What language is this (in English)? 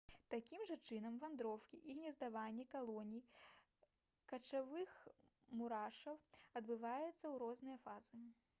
Belarusian